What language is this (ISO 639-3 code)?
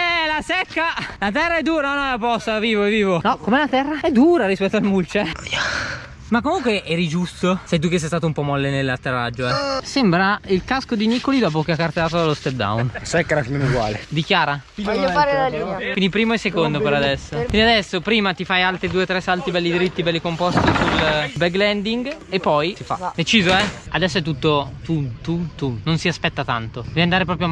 ita